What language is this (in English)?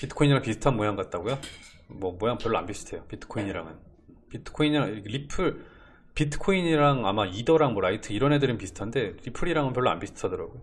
Korean